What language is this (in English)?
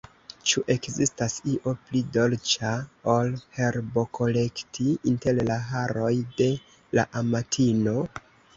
Esperanto